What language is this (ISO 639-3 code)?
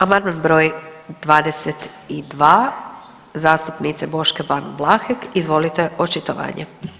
hrv